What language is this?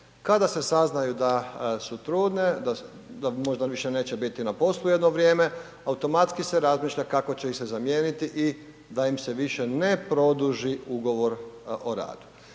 Croatian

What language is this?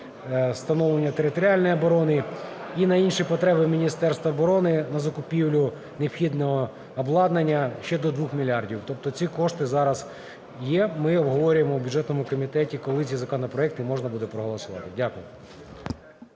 Ukrainian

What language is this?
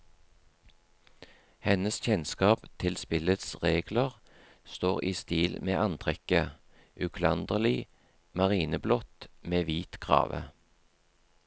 Norwegian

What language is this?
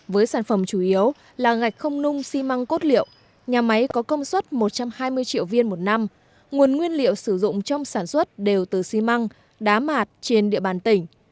Vietnamese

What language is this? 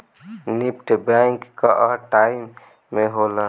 Bhojpuri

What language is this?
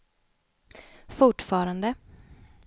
Swedish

